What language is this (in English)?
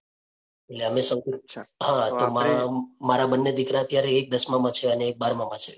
Gujarati